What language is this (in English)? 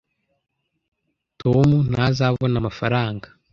Kinyarwanda